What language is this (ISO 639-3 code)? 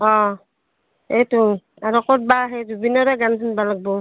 asm